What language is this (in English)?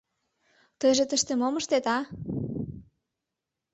Mari